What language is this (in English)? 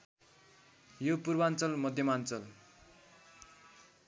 Nepali